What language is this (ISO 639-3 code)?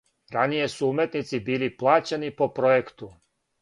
srp